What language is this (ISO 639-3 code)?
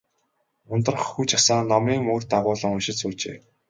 mon